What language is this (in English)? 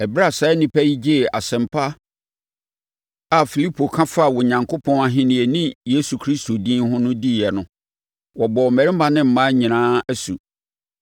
Akan